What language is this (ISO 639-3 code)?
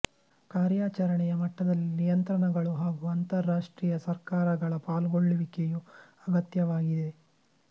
kan